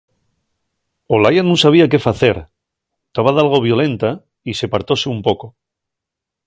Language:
Asturian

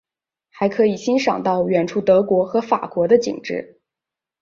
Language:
Chinese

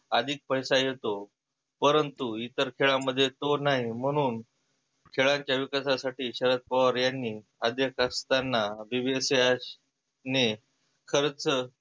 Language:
Marathi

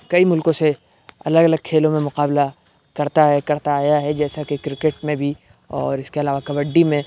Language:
Urdu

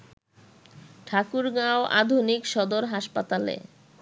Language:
Bangla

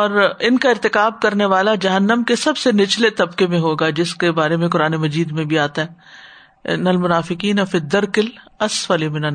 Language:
Urdu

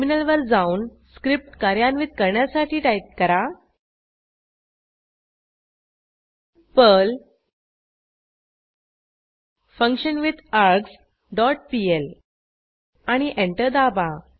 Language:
Marathi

